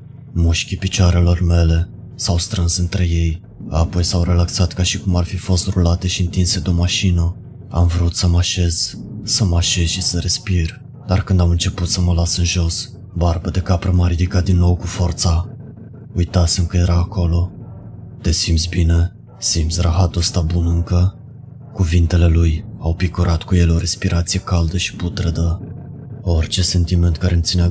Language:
Romanian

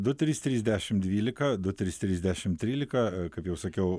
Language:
Lithuanian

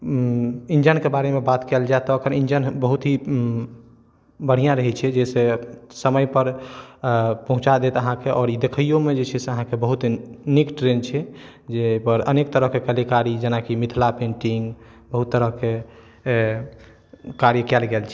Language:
Maithili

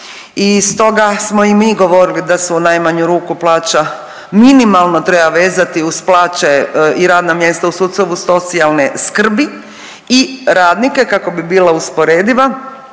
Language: Croatian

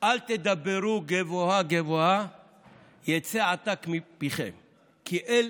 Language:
Hebrew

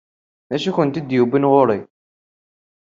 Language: Kabyle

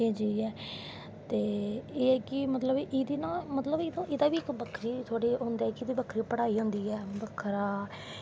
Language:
Dogri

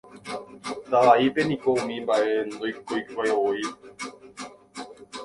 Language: Guarani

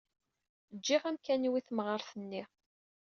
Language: Kabyle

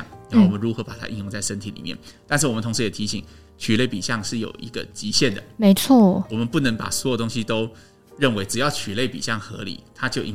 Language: Chinese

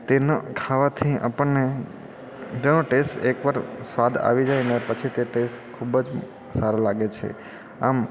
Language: Gujarati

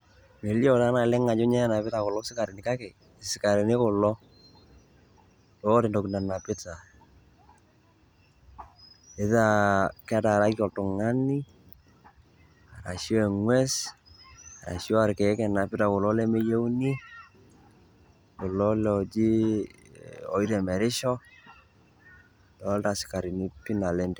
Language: Masai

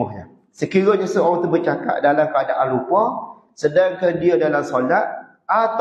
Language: Malay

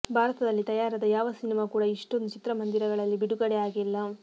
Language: Kannada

